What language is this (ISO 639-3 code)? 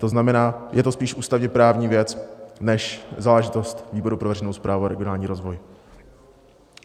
ces